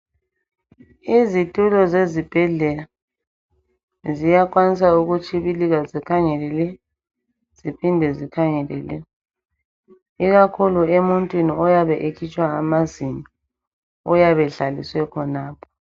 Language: North Ndebele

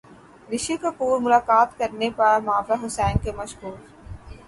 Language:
Urdu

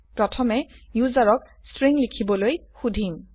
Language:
Assamese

